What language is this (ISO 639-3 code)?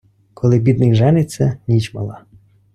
ukr